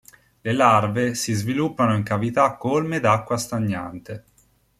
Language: Italian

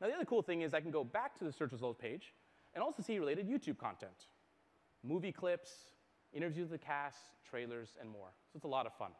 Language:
English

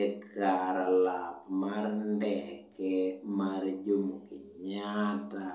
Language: Luo (Kenya and Tanzania)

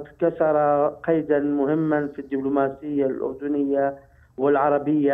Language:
Arabic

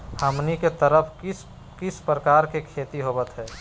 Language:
Magahi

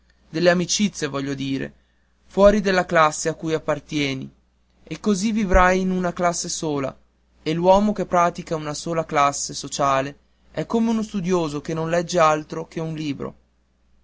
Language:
Italian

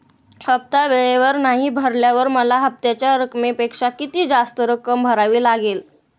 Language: Marathi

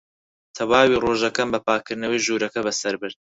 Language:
Central Kurdish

